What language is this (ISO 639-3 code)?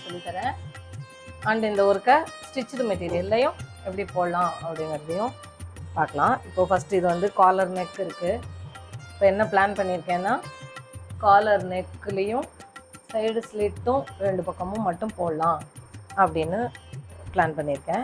tam